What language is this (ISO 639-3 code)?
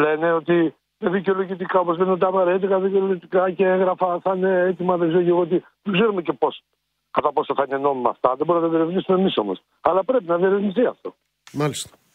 ell